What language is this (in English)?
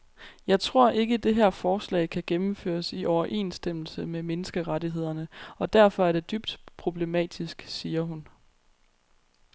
Danish